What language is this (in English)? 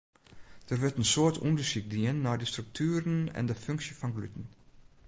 Western Frisian